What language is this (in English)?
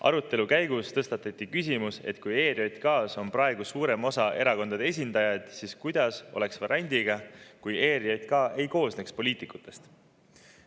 Estonian